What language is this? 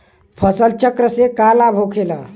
Bhojpuri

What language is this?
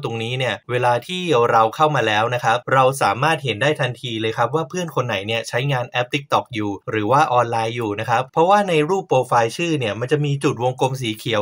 Thai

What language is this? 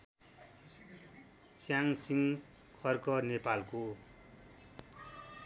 Nepali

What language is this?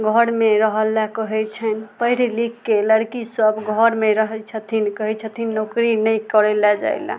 Maithili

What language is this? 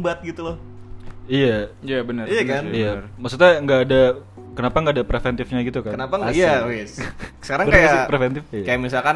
Indonesian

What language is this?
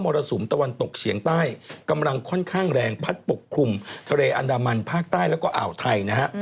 Thai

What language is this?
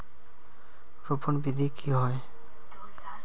Magahi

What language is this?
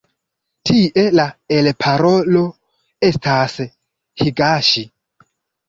Esperanto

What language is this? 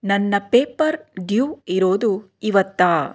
Kannada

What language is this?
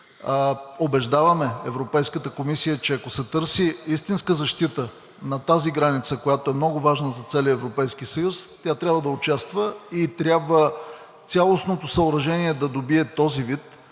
Bulgarian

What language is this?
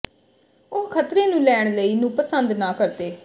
Punjabi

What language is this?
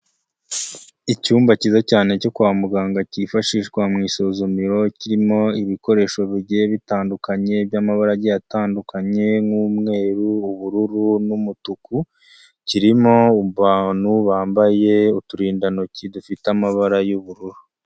Kinyarwanda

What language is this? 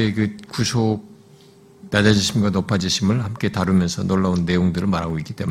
Korean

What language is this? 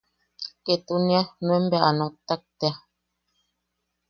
Yaqui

